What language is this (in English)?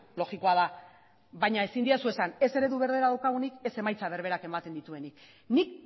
Basque